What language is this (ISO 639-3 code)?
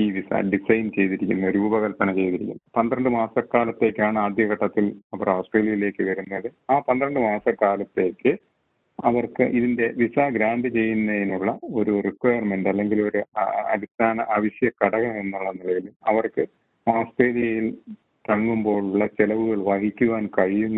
mal